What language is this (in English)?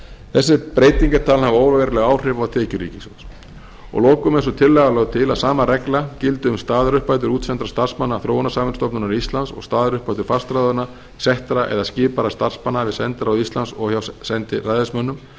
Icelandic